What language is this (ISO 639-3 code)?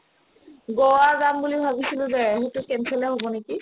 asm